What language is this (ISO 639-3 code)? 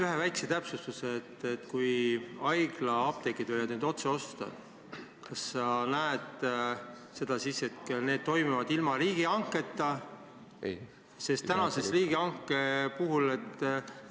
est